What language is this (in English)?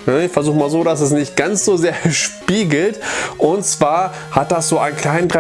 German